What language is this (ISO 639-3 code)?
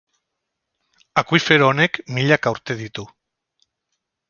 eus